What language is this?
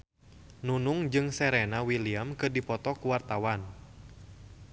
Sundanese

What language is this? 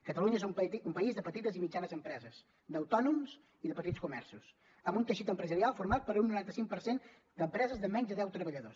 Catalan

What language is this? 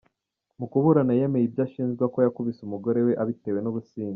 Kinyarwanda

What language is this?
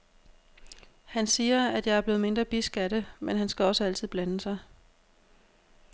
Danish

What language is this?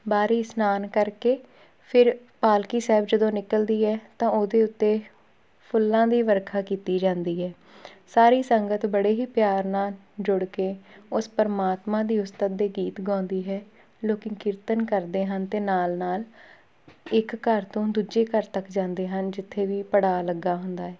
Punjabi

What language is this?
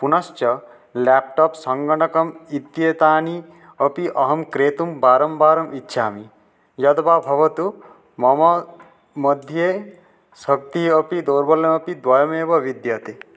Sanskrit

